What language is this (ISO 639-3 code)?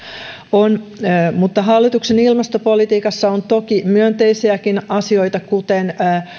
fin